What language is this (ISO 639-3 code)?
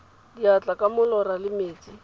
tsn